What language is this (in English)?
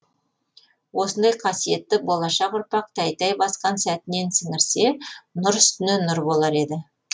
Kazakh